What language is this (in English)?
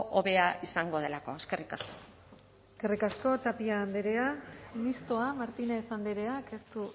Basque